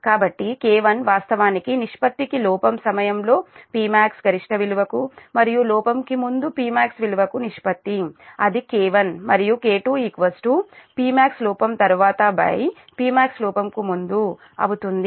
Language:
Telugu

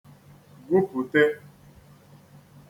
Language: Igbo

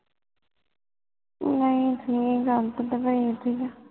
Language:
Punjabi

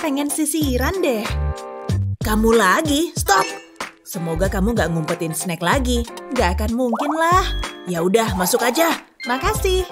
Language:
Indonesian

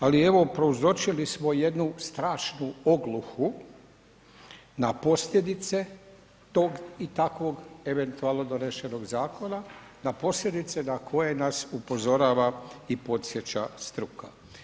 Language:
Croatian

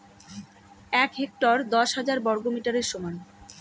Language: Bangla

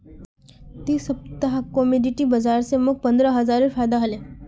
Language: Magahi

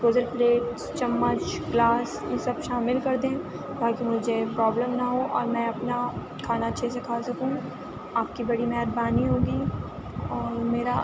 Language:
Urdu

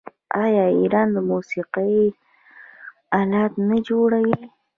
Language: Pashto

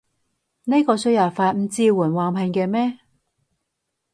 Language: Cantonese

